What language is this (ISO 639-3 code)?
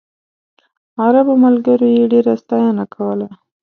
pus